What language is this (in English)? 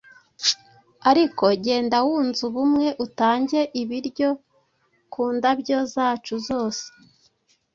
Kinyarwanda